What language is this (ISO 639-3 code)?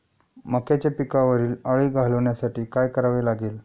mar